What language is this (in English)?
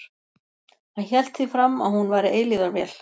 Icelandic